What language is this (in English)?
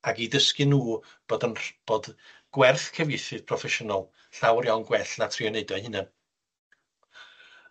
Welsh